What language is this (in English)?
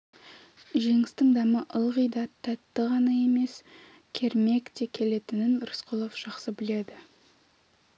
Kazakh